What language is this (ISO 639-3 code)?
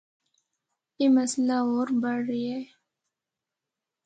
hno